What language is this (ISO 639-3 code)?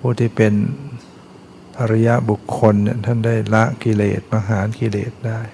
tha